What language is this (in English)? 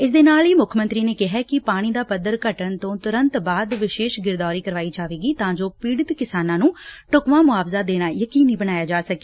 Punjabi